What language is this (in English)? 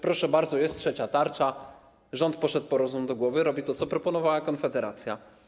Polish